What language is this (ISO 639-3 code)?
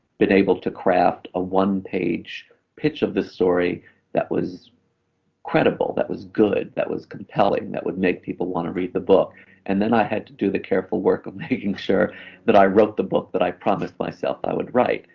eng